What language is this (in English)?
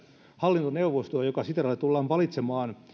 Finnish